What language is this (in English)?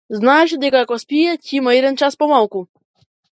Macedonian